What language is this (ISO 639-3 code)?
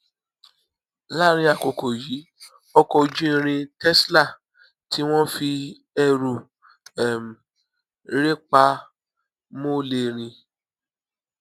yor